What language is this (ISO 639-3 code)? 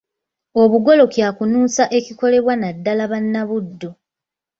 lug